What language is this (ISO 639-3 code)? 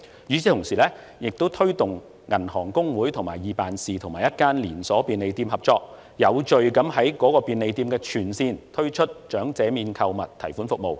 yue